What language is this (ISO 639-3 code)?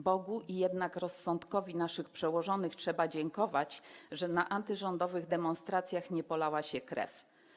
pol